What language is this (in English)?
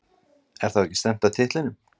Icelandic